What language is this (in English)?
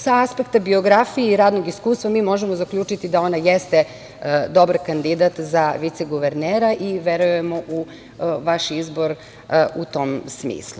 Serbian